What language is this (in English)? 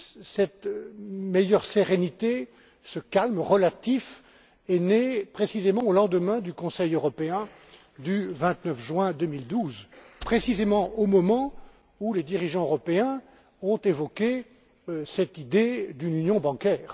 French